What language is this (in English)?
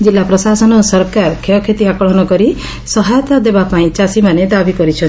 Odia